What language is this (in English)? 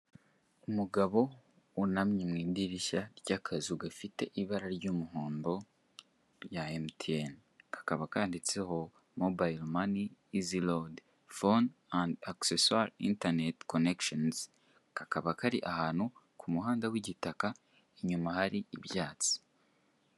Kinyarwanda